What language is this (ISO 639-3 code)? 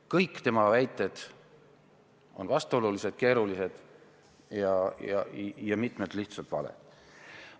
est